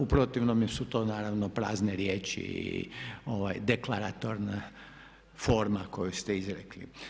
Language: Croatian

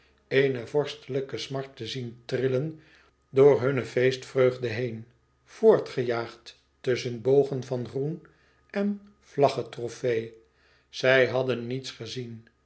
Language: Dutch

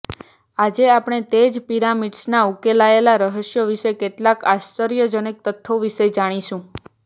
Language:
Gujarati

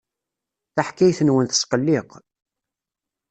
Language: Kabyle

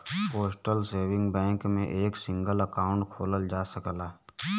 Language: Bhojpuri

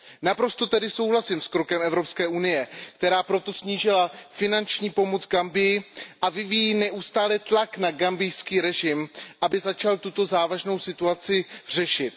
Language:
Czech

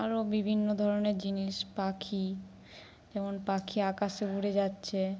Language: Bangla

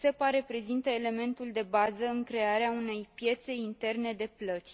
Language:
Romanian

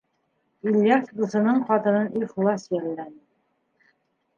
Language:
Bashkir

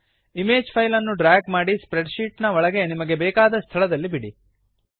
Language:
Kannada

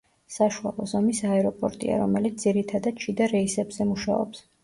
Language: Georgian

